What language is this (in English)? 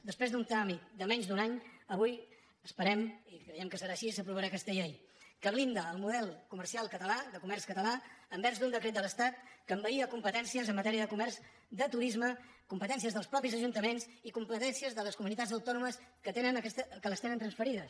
Catalan